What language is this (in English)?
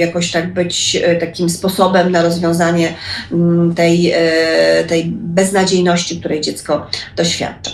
Polish